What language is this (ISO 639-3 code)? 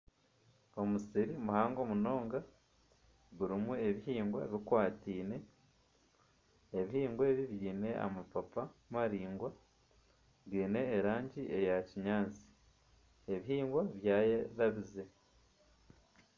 nyn